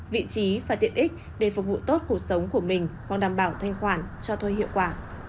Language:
Vietnamese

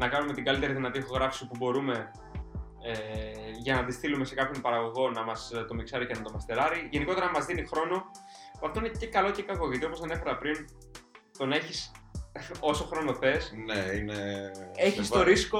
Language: Greek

